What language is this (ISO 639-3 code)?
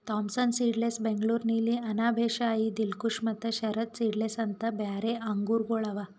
kan